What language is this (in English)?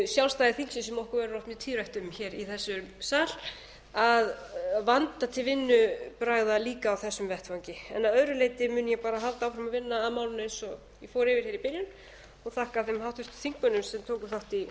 Icelandic